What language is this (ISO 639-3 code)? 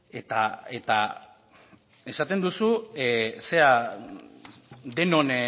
eus